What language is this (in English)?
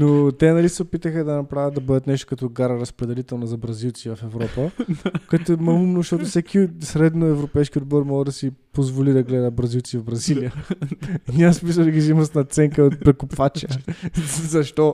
Bulgarian